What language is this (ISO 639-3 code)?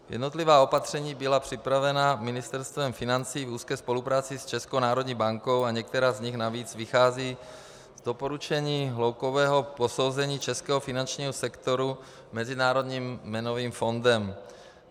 ces